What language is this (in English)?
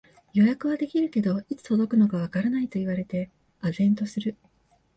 Japanese